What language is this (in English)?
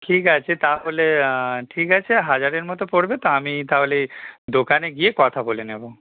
Bangla